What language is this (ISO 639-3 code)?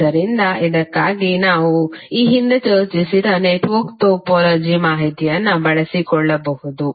kan